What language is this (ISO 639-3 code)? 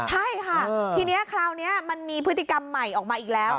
tha